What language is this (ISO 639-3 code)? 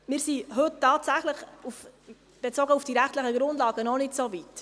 gsw